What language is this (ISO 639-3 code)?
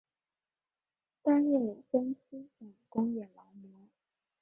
zho